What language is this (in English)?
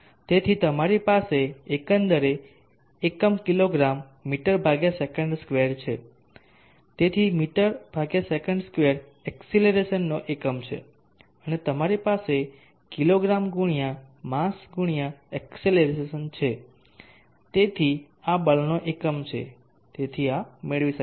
Gujarati